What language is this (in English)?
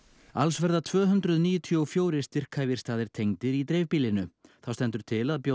Icelandic